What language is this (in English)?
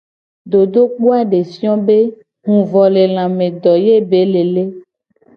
Gen